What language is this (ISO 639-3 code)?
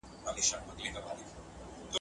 pus